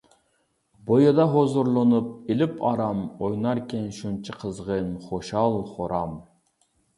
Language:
Uyghur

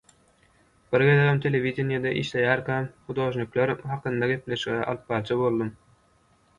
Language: Turkmen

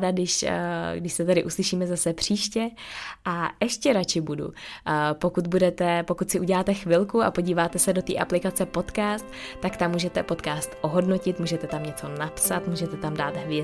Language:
Czech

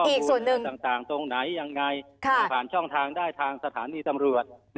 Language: Thai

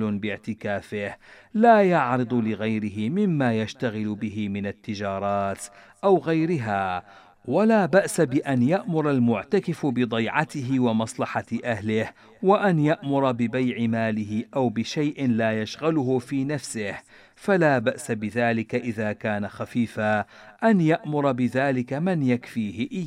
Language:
Arabic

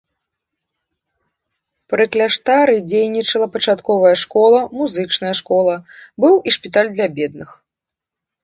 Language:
Belarusian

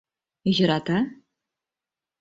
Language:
Mari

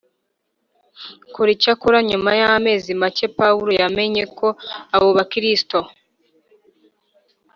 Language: Kinyarwanda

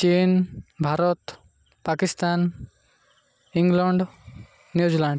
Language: Odia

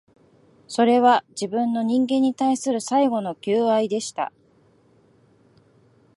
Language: Japanese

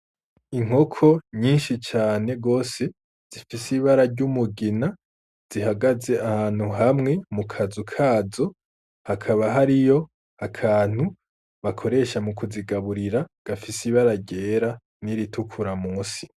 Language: Rundi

